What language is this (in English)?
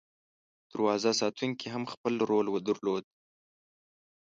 Pashto